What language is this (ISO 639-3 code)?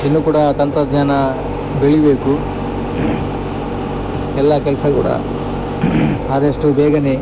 kan